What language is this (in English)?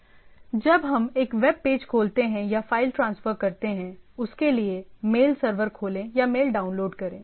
Hindi